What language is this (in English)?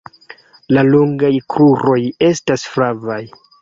Esperanto